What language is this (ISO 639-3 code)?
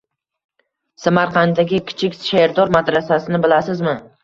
uzb